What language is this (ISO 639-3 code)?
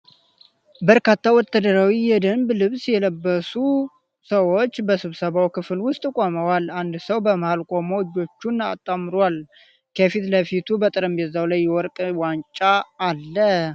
amh